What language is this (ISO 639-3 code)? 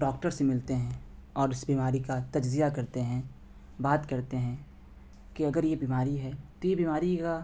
urd